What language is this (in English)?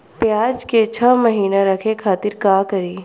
Bhojpuri